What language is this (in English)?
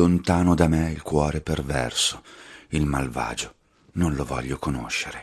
Italian